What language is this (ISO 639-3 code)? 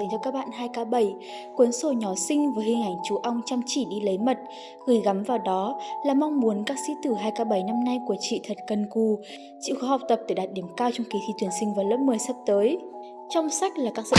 vie